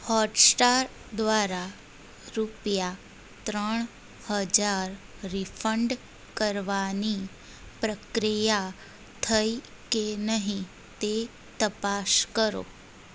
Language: Gujarati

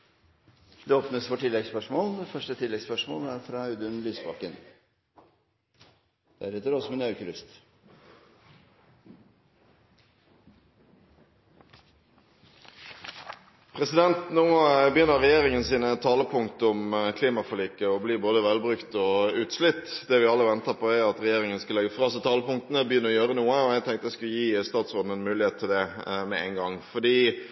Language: Norwegian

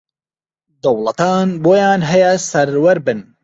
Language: Central Kurdish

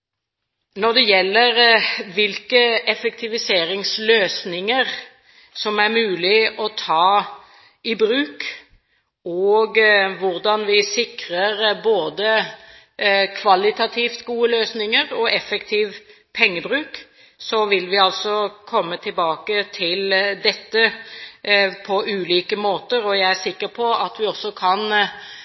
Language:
Norwegian Bokmål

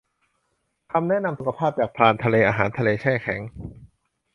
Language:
Thai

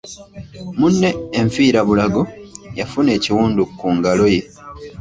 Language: Ganda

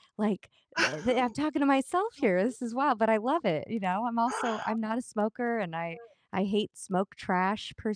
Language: English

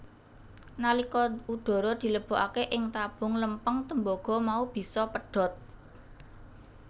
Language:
Javanese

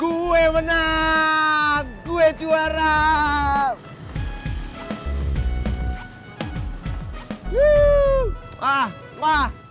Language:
Indonesian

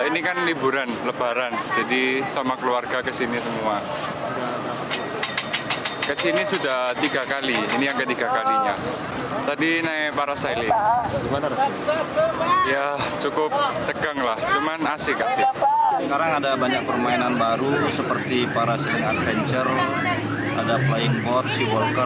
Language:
Indonesian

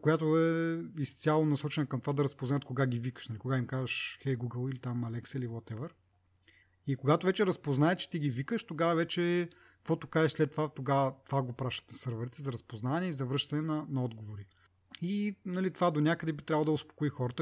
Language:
Bulgarian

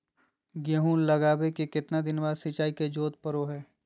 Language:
Magahi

